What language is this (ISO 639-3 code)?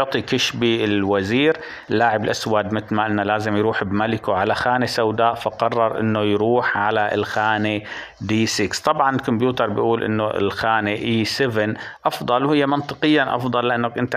ara